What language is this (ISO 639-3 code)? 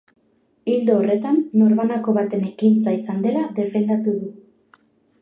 eus